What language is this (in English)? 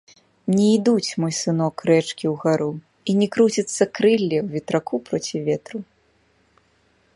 Belarusian